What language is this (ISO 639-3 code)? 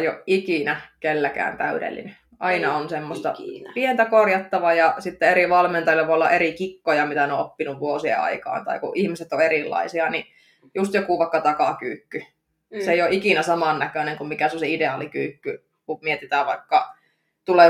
fin